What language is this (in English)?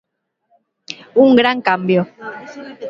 Galician